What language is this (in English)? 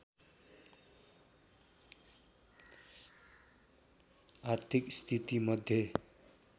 Nepali